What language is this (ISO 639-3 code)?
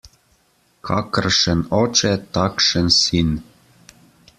slv